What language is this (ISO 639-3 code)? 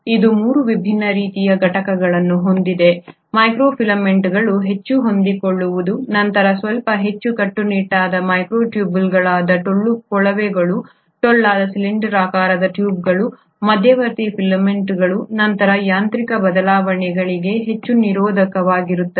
kan